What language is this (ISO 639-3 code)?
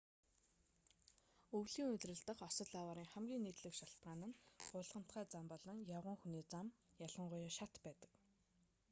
mon